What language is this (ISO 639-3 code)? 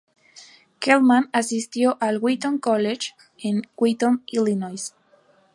spa